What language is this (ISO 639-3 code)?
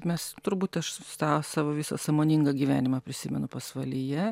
lit